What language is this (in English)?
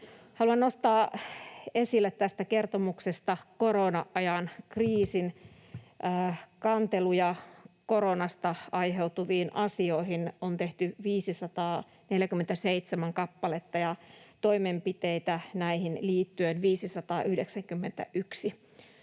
Finnish